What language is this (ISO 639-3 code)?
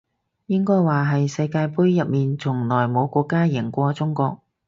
yue